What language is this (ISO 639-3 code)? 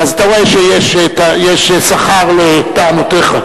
heb